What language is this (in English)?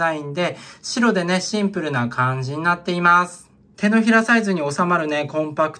Japanese